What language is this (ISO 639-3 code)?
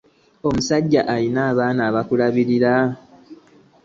lug